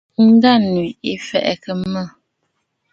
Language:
Bafut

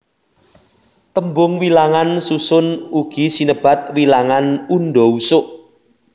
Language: Javanese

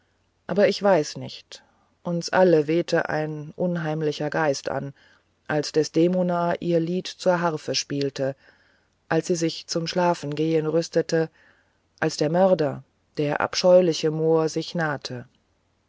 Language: German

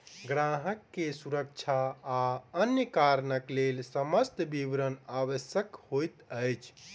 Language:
Maithili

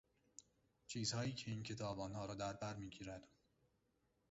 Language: Persian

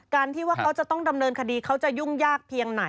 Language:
Thai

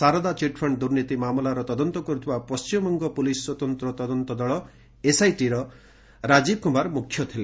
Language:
Odia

